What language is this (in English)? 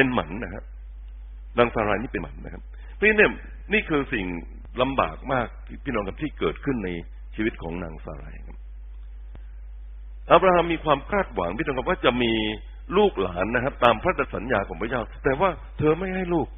Thai